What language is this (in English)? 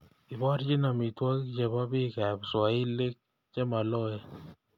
Kalenjin